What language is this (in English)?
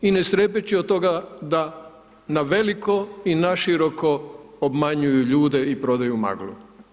Croatian